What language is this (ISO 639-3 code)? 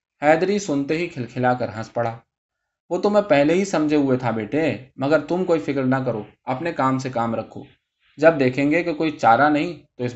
urd